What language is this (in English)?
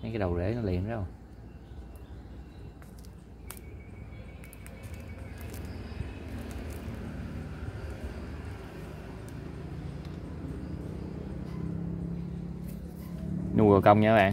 Vietnamese